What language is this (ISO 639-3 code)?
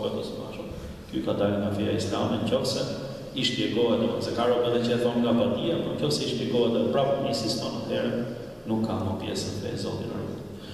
ukr